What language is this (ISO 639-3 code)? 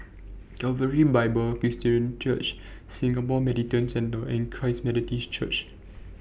eng